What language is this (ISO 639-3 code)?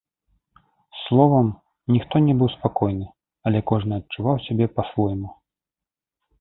bel